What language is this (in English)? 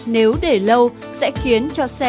Vietnamese